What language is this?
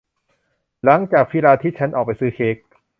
Thai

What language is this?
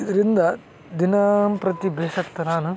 Kannada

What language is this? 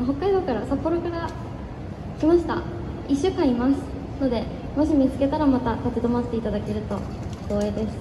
Japanese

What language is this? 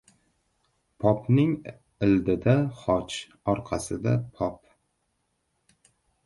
Uzbek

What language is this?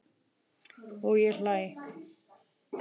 Icelandic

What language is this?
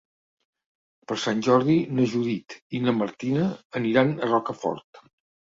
Catalan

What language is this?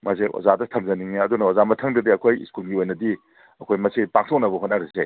Manipuri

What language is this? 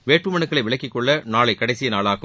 Tamil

